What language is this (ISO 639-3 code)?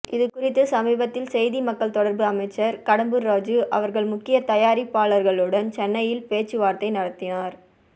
tam